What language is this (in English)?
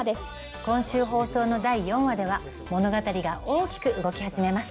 Japanese